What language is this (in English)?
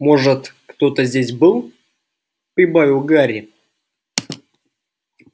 Russian